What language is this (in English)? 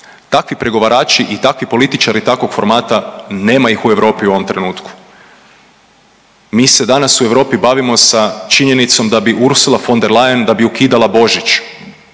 Croatian